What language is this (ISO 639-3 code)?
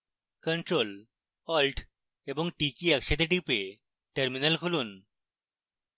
ben